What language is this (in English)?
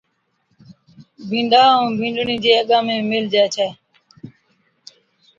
Od